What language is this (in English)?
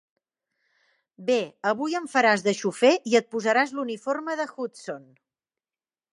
Catalan